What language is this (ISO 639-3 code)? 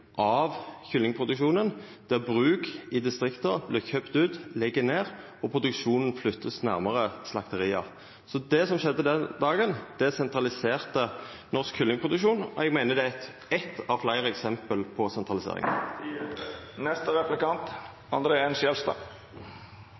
nno